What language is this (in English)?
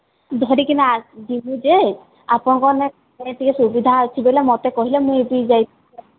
Odia